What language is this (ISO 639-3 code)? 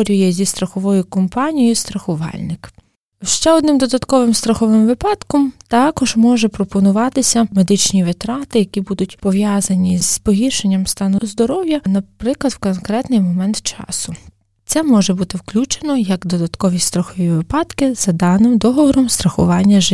ukr